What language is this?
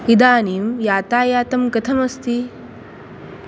Sanskrit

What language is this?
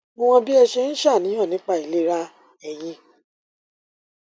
Yoruba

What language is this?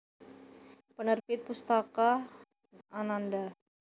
Javanese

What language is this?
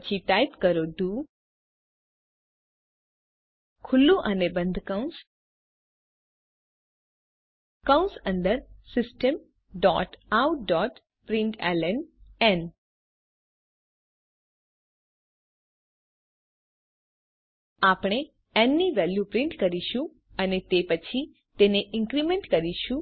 Gujarati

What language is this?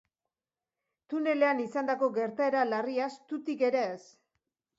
Basque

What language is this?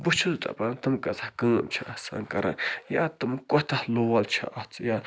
Kashmiri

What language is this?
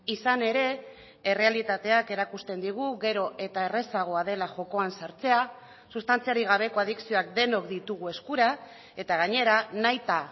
Basque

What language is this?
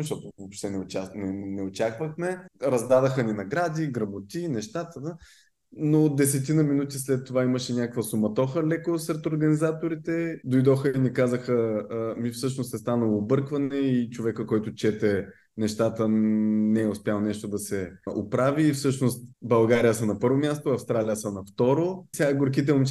Bulgarian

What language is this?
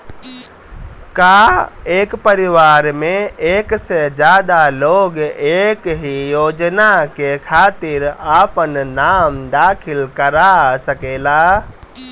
Bhojpuri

